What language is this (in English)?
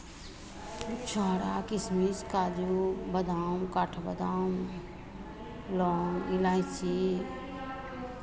Hindi